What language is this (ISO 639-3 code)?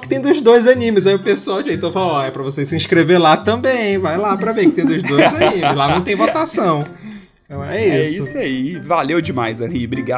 por